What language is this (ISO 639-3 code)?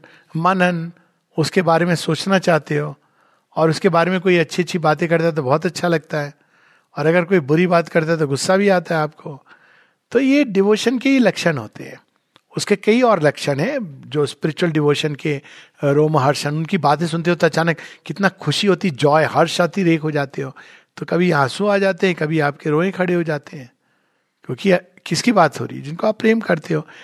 hin